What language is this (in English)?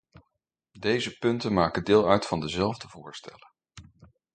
Dutch